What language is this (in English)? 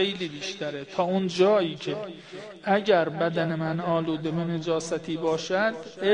Persian